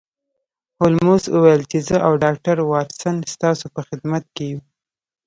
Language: Pashto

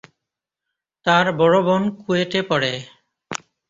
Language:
Bangla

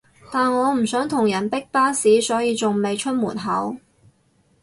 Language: Cantonese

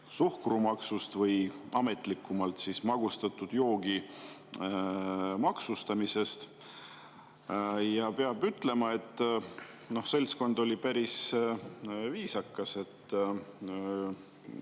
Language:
Estonian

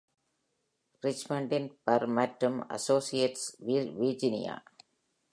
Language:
Tamil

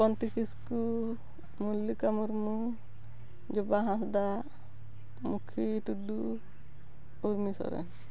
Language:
Santali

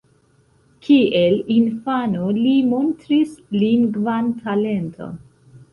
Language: Esperanto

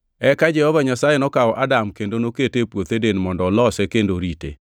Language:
Luo (Kenya and Tanzania)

